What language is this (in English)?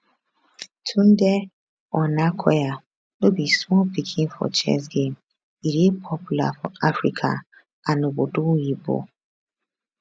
Nigerian Pidgin